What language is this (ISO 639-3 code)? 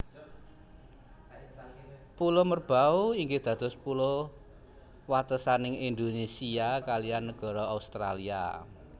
jav